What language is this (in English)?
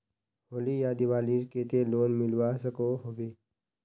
Magahi